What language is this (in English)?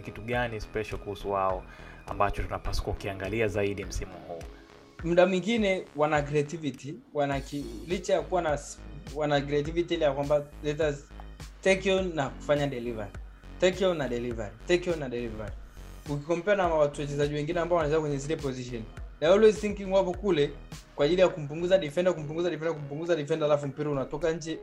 Swahili